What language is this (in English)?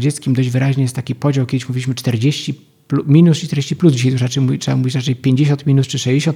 Polish